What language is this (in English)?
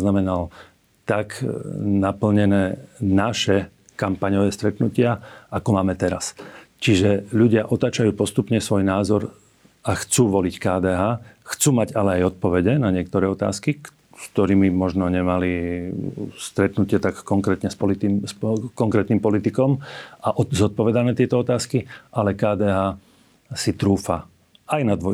Slovak